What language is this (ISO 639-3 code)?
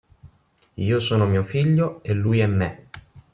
ita